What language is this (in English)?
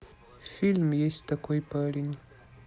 Russian